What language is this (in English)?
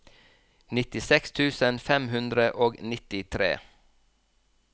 Norwegian